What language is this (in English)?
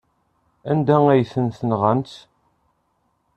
Kabyle